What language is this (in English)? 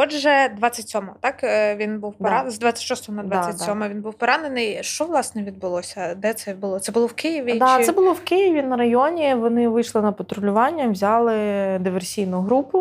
Ukrainian